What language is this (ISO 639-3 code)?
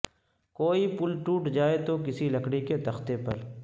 urd